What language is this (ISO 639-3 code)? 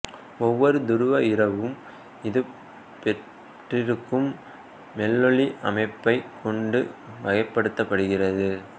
tam